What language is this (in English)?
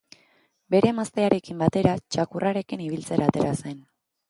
Basque